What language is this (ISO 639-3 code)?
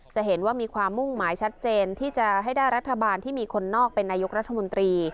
tha